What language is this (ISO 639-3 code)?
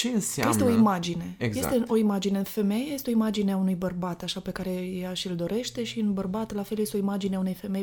ron